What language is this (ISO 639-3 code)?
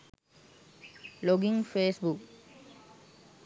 sin